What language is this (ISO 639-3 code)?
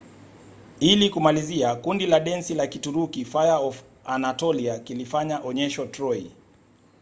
swa